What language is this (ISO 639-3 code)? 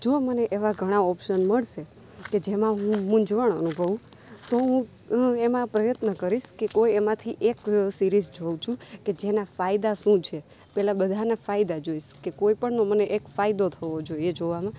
guj